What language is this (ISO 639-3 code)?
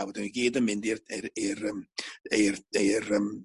cym